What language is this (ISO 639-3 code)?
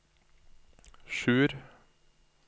nor